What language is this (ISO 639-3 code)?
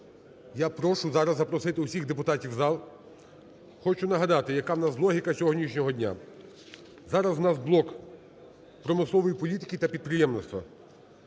ukr